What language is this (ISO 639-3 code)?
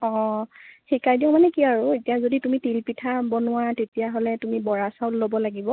asm